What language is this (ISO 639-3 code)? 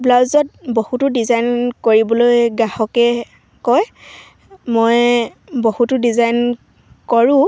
asm